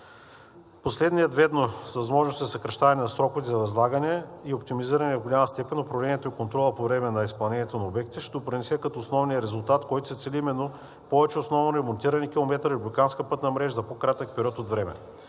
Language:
Bulgarian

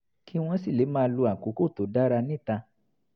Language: Yoruba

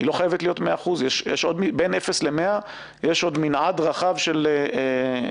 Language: Hebrew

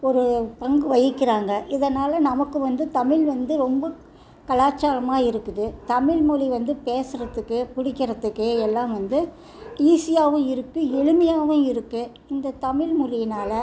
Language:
Tamil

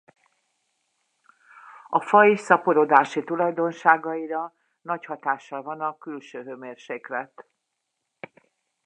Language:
Hungarian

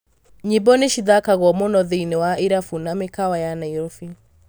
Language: Kikuyu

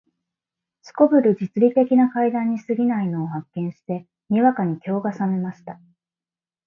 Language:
Japanese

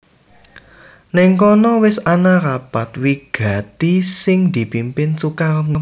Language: Javanese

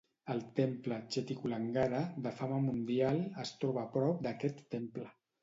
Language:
Catalan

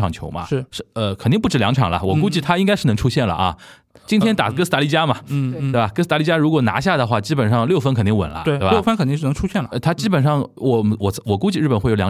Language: Chinese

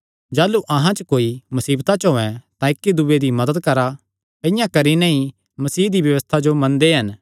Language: Kangri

